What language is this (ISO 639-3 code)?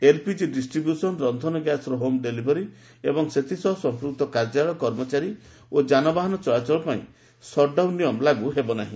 ori